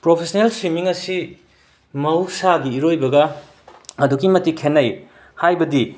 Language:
Manipuri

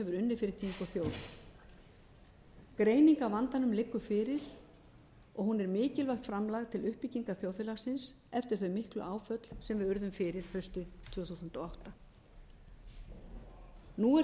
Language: Icelandic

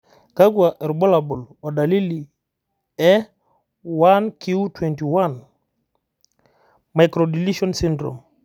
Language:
Masai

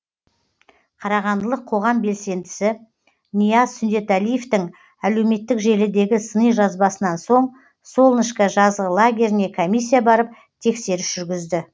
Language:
Kazakh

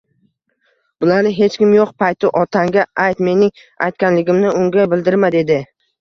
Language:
Uzbek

